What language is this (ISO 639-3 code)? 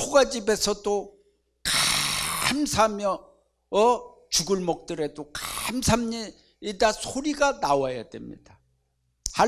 kor